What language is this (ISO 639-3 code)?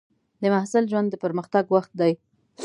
pus